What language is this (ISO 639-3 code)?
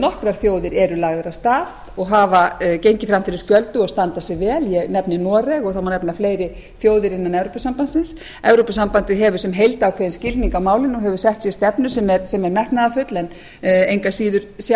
isl